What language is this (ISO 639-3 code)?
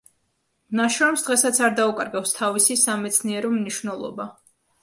kat